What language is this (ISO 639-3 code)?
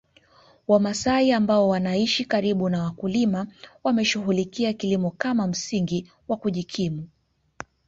swa